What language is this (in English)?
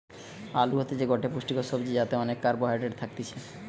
Bangla